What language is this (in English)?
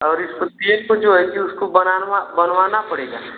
Hindi